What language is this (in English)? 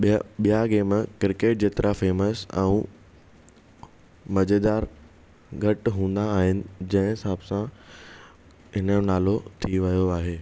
Sindhi